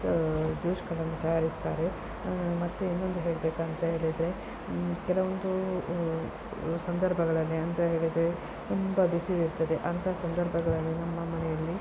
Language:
Kannada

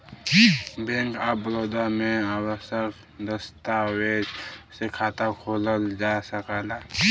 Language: Bhojpuri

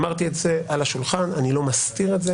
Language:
Hebrew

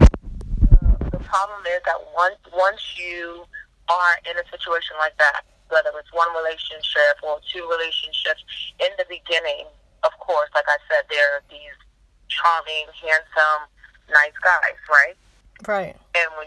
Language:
English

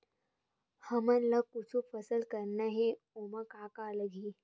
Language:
Chhattisgarhi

